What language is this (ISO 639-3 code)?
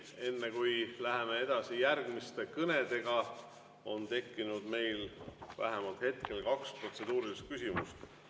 est